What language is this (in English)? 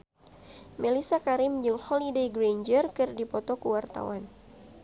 Sundanese